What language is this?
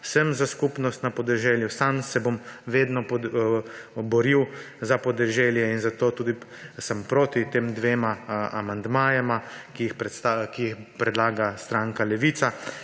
Slovenian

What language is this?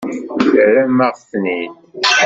Kabyle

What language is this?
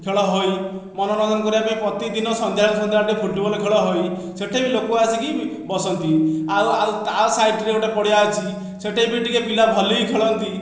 Odia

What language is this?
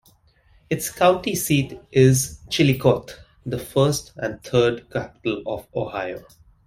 English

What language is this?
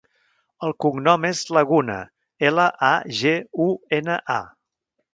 Catalan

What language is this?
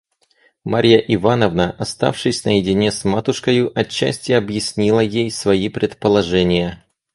Russian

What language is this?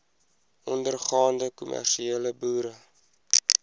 Afrikaans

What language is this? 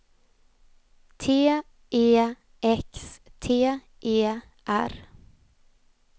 Swedish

